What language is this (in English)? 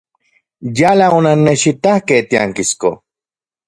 Central Puebla Nahuatl